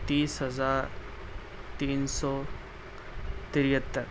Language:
Urdu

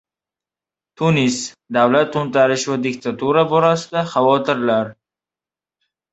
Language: Uzbek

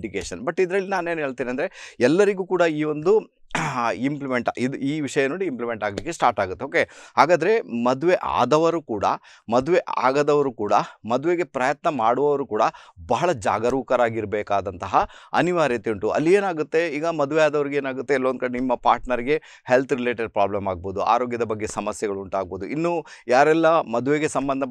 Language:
Kannada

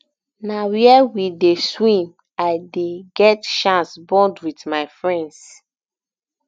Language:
Nigerian Pidgin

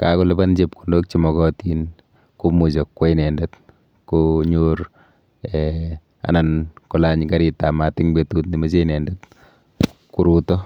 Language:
Kalenjin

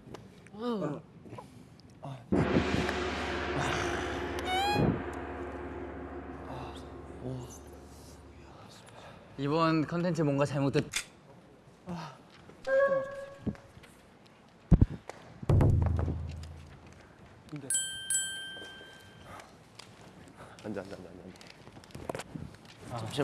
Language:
Korean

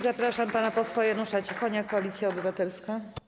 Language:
Polish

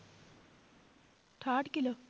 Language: Punjabi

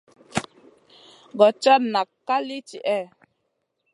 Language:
Masana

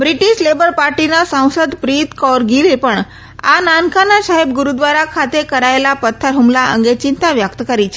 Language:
Gujarati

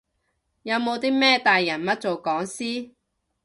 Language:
Cantonese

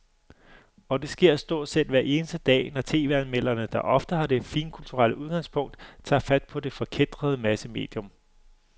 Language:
Danish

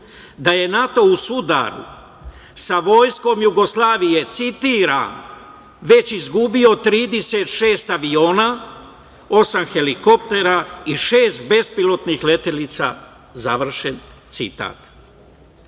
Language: Serbian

